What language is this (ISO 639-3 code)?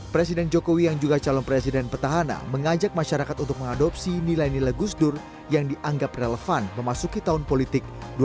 ind